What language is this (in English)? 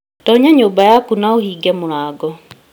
Kikuyu